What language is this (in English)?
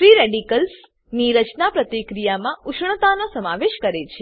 Gujarati